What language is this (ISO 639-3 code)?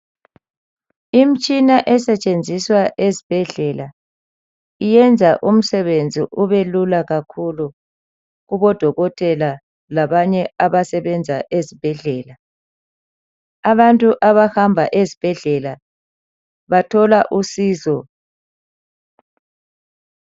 nde